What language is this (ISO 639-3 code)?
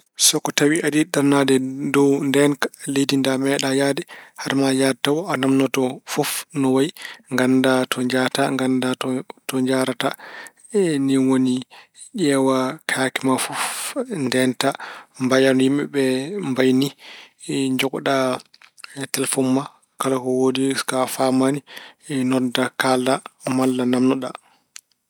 ful